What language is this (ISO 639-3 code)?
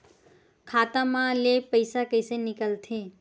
hne